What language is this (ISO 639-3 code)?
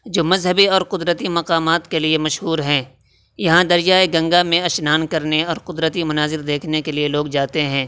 urd